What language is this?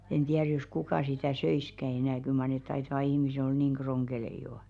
Finnish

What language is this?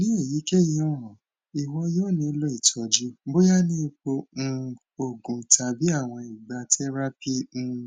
Yoruba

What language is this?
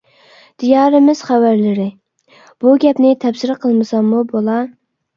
Uyghur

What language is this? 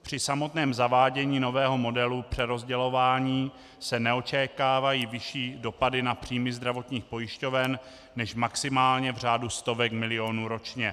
Czech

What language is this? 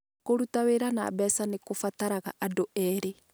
Kikuyu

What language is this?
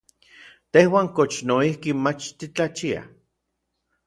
Orizaba Nahuatl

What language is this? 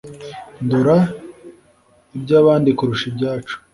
Kinyarwanda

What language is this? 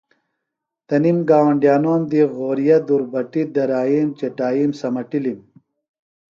Phalura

